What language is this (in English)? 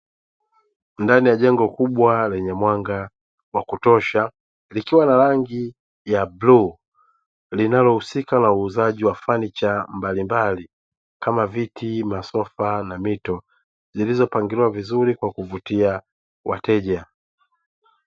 Swahili